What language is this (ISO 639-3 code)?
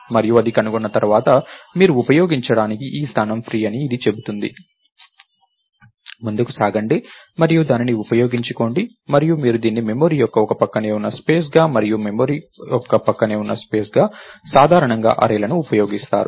tel